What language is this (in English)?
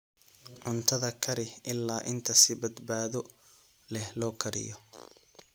Somali